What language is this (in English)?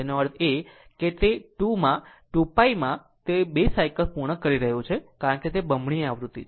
Gujarati